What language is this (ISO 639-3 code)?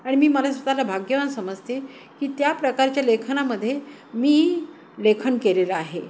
mar